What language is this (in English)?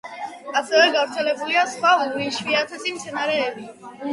Georgian